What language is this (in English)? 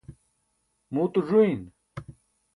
Burushaski